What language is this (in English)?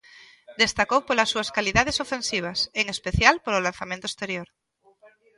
Galician